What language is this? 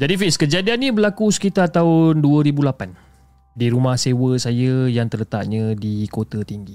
Malay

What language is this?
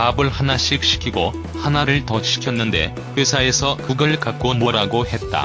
Korean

